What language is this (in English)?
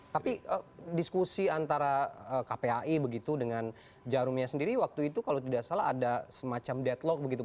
Indonesian